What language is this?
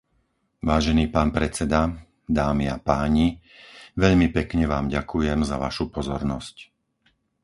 Slovak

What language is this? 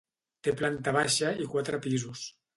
Catalan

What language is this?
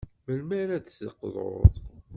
Kabyle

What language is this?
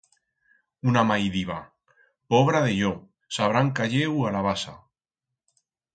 Aragonese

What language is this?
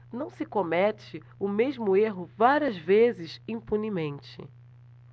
Portuguese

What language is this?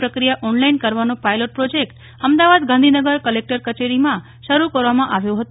Gujarati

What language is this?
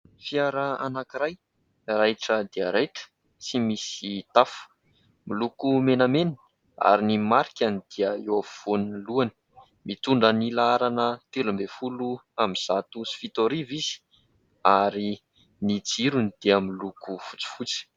Malagasy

